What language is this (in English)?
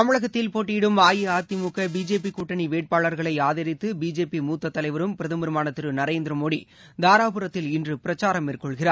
Tamil